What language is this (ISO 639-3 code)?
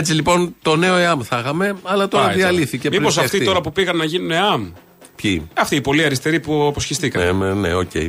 ell